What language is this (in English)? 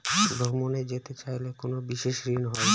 Bangla